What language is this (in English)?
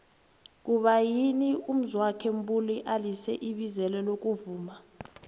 South Ndebele